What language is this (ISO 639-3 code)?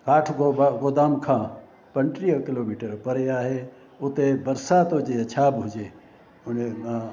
snd